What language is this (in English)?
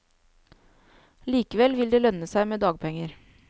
Norwegian